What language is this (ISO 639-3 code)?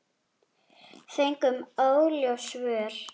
isl